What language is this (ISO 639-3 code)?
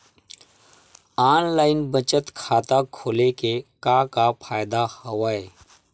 hne